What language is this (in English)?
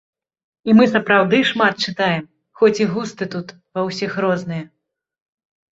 Belarusian